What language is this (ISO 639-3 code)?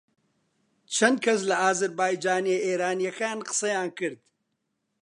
ckb